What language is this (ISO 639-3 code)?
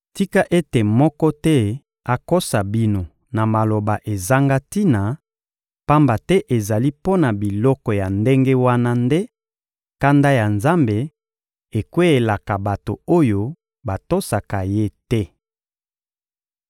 lin